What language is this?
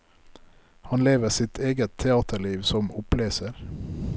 Norwegian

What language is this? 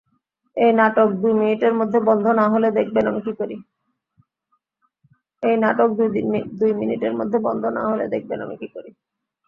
Bangla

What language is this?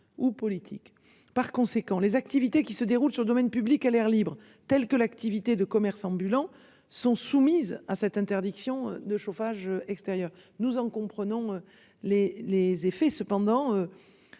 French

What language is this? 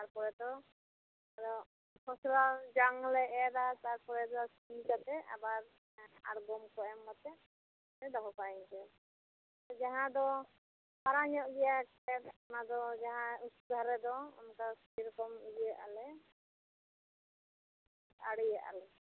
Santali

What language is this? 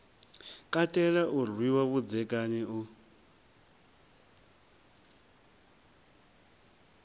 Venda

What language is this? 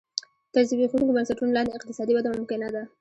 Pashto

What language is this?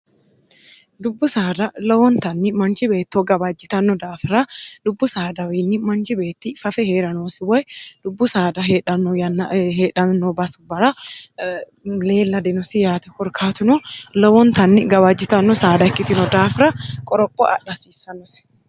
Sidamo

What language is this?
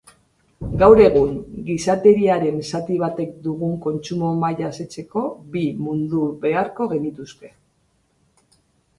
Basque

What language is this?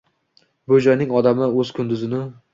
Uzbek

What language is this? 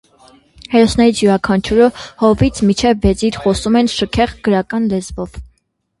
Armenian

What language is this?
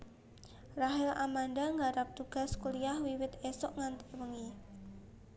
Javanese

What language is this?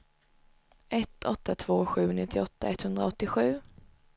Swedish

